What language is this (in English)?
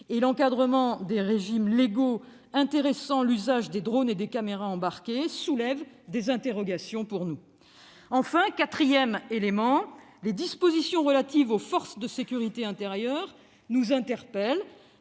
French